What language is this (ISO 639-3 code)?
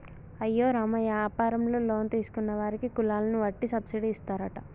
tel